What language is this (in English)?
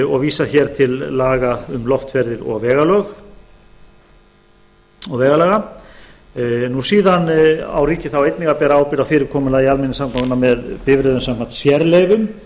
Icelandic